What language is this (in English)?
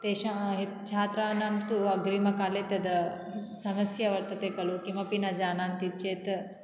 Sanskrit